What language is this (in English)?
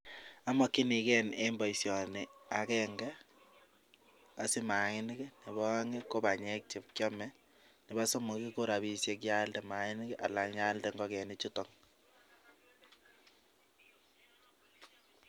Kalenjin